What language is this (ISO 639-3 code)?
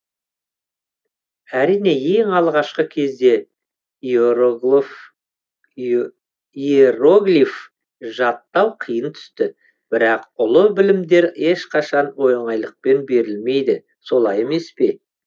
kaz